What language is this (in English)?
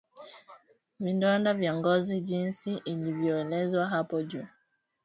Swahili